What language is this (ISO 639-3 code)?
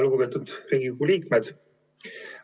est